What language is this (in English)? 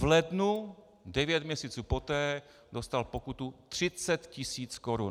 Czech